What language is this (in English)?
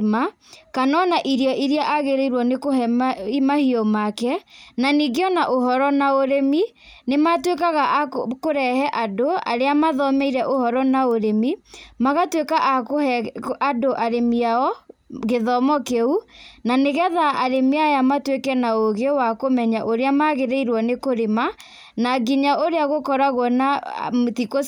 Kikuyu